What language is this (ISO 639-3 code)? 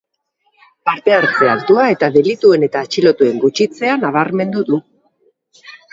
eus